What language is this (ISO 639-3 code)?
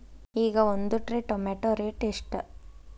kan